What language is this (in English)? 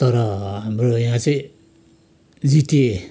Nepali